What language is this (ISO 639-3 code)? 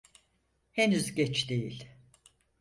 tur